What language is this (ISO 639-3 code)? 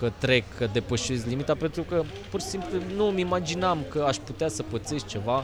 ron